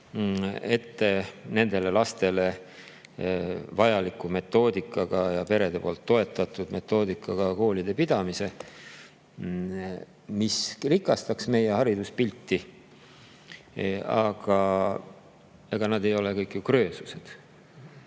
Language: Estonian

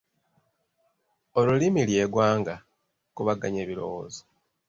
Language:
Ganda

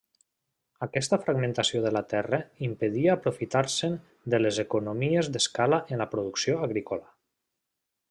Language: Catalan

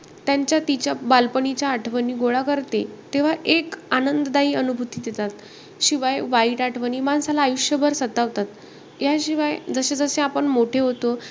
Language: Marathi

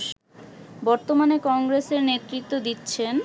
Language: Bangla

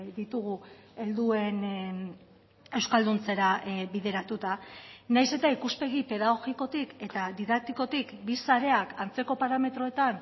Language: Basque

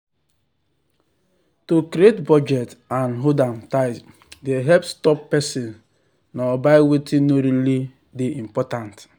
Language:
Nigerian Pidgin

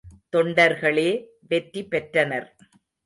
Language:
Tamil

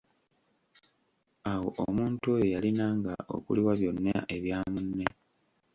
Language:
Ganda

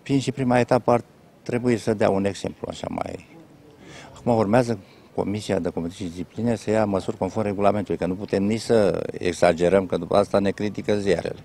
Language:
Romanian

